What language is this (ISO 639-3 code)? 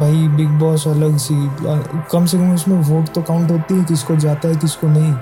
hin